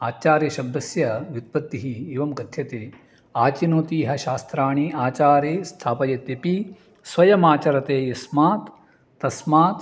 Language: Sanskrit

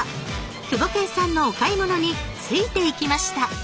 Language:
Japanese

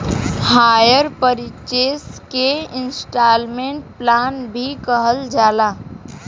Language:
Bhojpuri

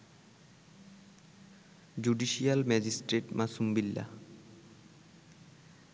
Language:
Bangla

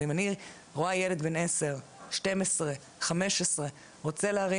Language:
Hebrew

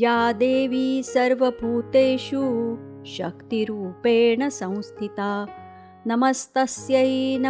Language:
Marathi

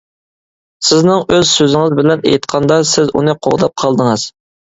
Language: Uyghur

